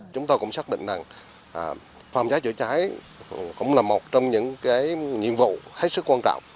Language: Vietnamese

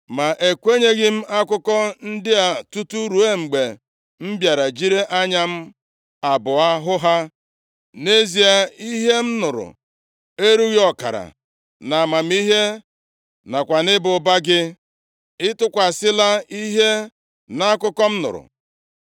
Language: Igbo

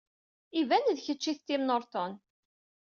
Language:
Kabyle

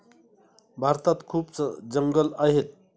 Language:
Marathi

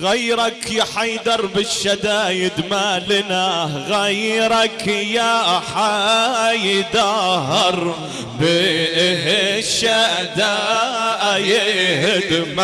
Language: Arabic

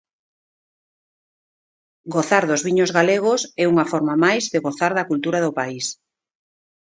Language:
Galician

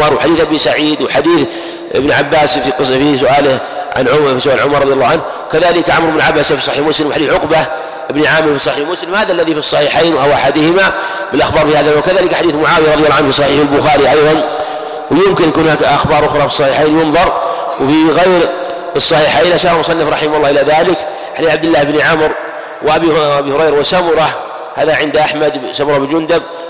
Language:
Arabic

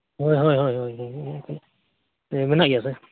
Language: Santali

